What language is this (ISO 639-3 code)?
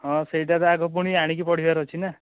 ori